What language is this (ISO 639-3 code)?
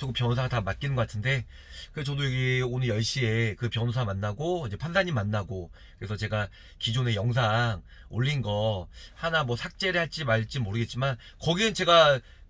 kor